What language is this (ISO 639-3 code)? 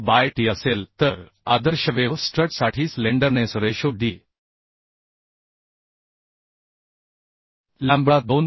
mar